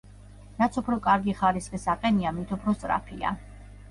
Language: Georgian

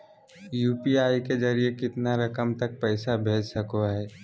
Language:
Magahi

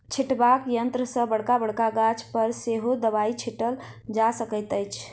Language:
Maithili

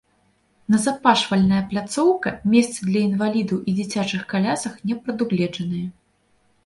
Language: Belarusian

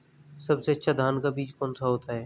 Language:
Hindi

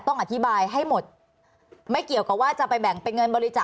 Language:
Thai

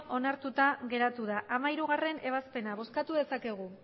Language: Basque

